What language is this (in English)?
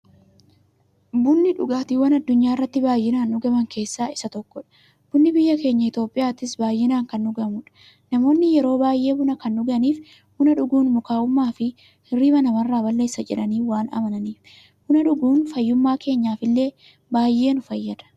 Oromo